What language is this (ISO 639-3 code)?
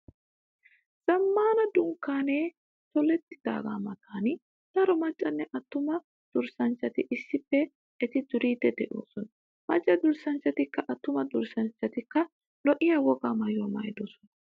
wal